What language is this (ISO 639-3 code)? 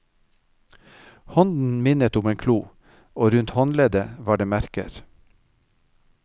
nor